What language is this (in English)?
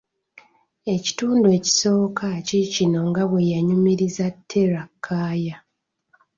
Ganda